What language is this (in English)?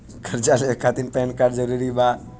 Bhojpuri